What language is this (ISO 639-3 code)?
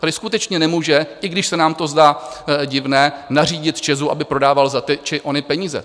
ces